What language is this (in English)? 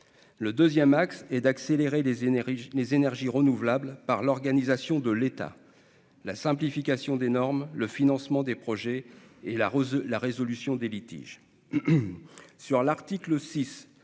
French